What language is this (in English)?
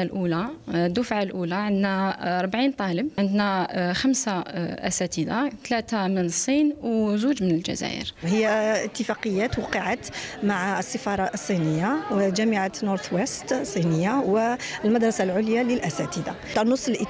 Arabic